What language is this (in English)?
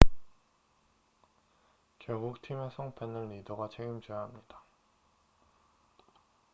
Korean